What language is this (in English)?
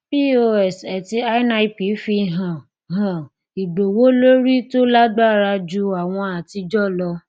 Yoruba